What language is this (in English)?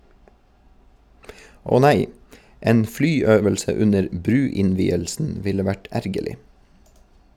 Norwegian